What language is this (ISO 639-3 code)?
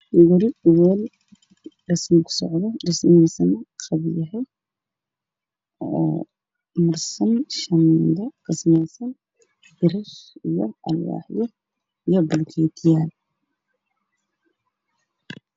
som